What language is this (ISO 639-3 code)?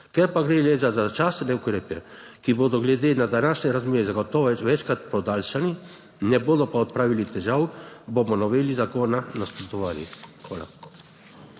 slv